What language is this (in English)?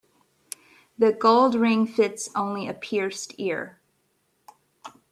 English